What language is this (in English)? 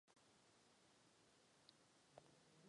Czech